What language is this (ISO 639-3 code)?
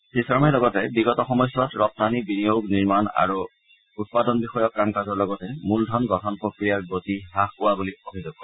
asm